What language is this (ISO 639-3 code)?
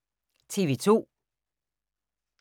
dan